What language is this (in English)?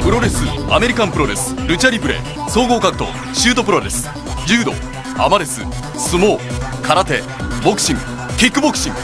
Japanese